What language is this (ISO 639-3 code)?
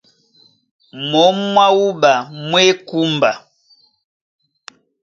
dua